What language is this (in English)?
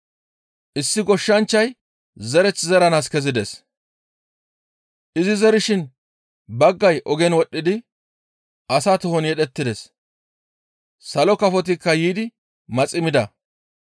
Gamo